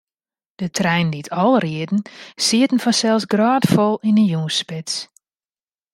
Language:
Western Frisian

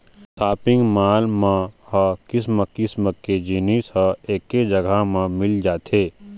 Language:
Chhattisgarhi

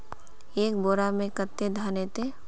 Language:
Magahi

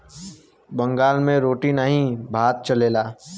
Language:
Bhojpuri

